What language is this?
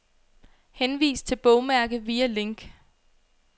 Danish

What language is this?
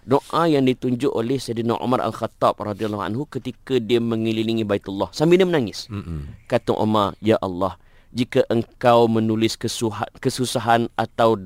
Malay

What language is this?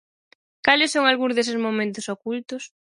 Galician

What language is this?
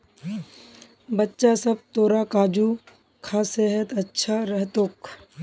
Magahi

